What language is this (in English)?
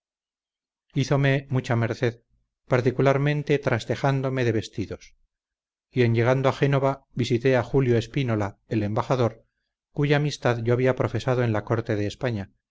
Spanish